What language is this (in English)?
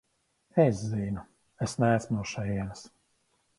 Latvian